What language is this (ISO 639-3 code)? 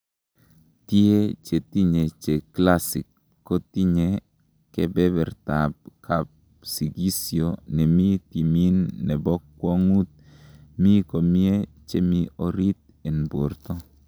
kln